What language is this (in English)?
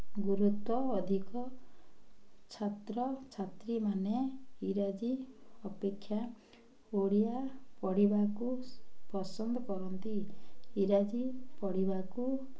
Odia